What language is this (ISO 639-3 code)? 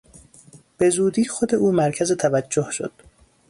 fas